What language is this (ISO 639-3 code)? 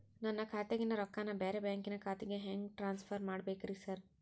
kan